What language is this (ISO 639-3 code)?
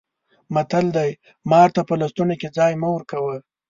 pus